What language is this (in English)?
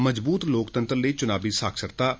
Dogri